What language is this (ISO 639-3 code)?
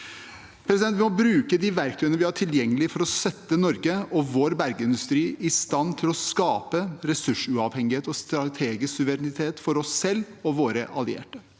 nor